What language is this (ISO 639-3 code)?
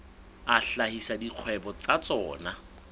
sot